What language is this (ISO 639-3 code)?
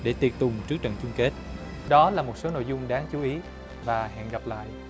vie